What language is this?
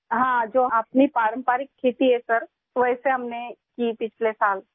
Urdu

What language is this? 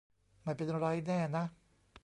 Thai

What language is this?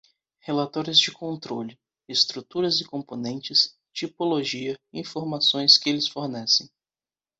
Portuguese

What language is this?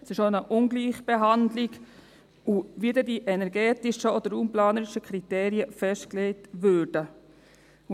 Swiss German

